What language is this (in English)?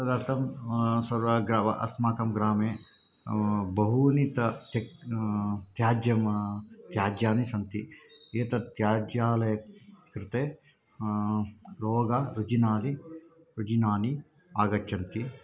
Sanskrit